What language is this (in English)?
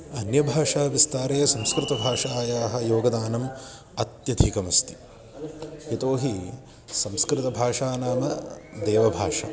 Sanskrit